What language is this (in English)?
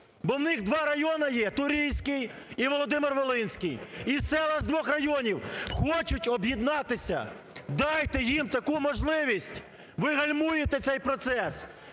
Ukrainian